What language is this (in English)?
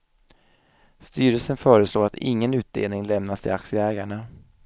Swedish